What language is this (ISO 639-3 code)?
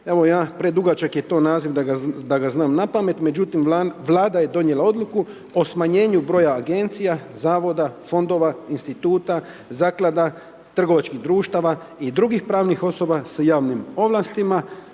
hrv